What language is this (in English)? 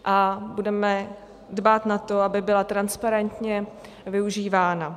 Czech